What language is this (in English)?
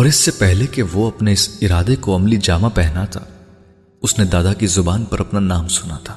Urdu